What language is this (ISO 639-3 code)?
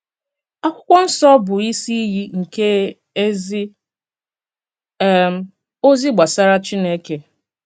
ibo